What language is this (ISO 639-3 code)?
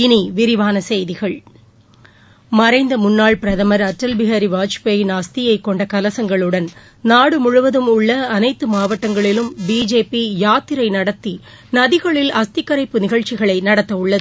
tam